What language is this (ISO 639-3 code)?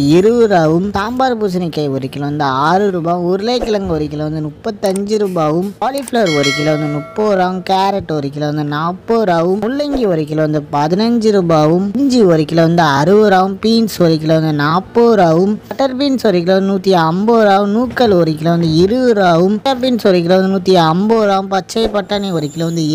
ara